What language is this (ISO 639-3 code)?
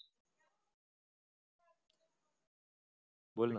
mar